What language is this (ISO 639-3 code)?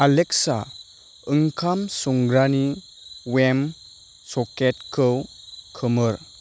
brx